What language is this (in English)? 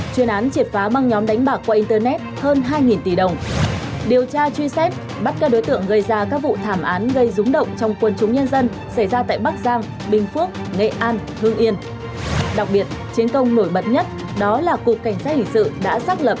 Vietnamese